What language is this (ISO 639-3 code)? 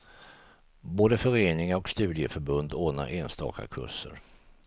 swe